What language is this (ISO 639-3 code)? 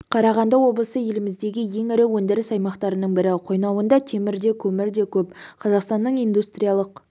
kaz